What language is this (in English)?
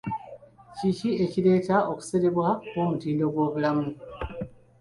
Ganda